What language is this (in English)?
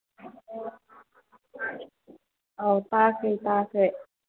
Manipuri